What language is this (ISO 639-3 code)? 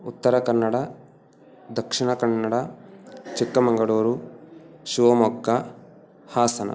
san